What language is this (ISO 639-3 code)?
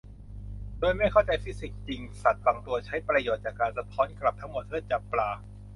tha